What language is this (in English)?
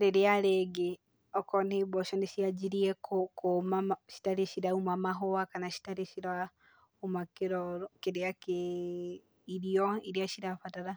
Kikuyu